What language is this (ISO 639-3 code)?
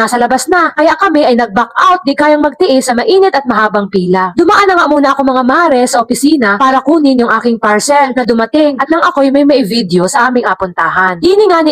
fil